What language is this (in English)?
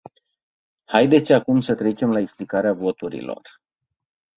Romanian